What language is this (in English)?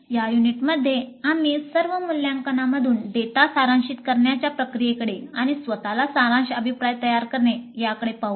Marathi